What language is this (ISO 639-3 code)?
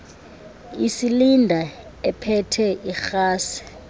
xho